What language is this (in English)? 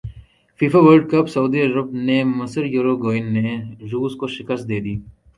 Urdu